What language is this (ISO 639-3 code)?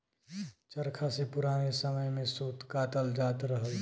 bho